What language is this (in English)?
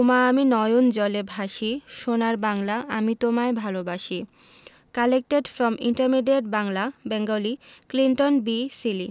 Bangla